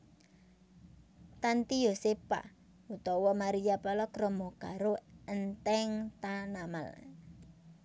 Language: Javanese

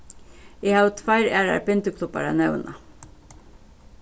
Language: Faroese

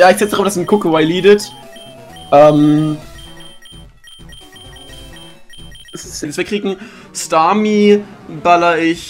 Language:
German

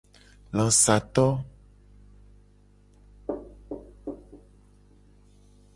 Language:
Gen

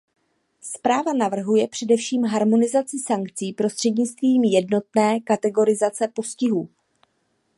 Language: Czech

